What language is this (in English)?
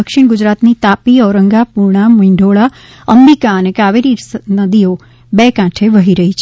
Gujarati